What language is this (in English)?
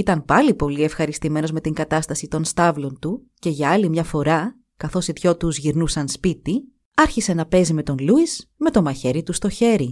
Greek